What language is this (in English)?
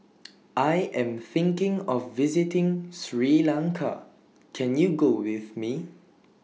English